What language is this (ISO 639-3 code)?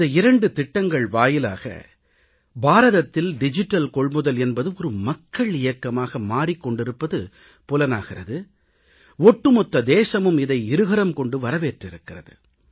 tam